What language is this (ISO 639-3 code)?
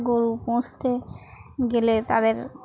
ben